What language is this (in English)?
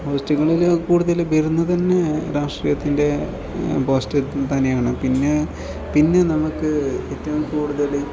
Malayalam